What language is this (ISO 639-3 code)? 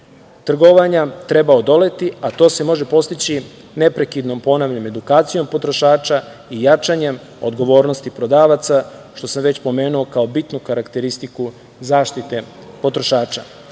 srp